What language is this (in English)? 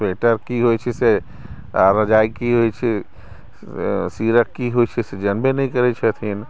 Maithili